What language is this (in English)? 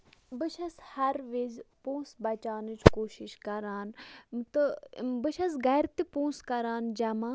Kashmiri